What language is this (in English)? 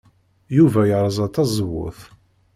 Kabyle